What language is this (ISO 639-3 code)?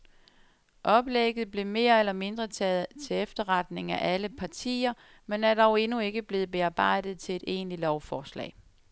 dan